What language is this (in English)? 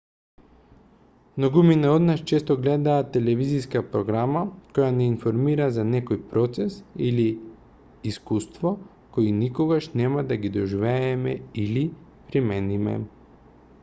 Macedonian